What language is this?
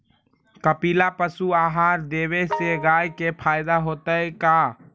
Magahi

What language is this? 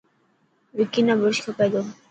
Dhatki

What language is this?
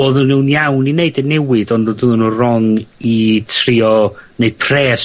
Welsh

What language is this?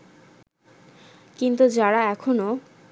Bangla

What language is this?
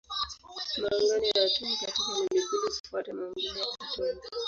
Swahili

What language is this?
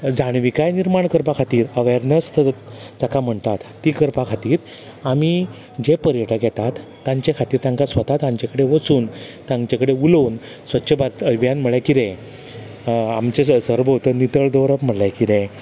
Konkani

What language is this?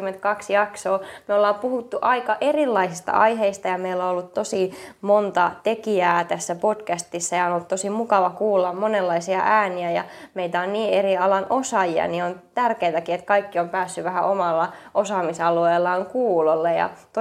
Finnish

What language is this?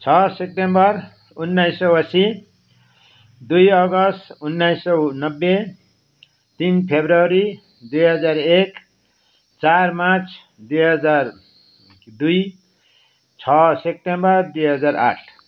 Nepali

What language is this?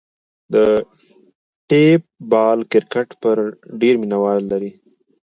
Pashto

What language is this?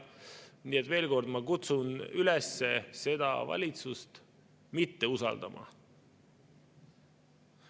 Estonian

